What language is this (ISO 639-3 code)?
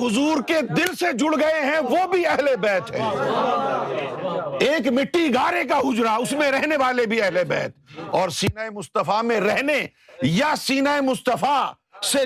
urd